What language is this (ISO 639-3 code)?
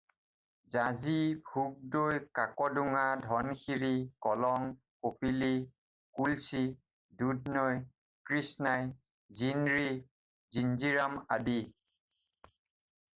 asm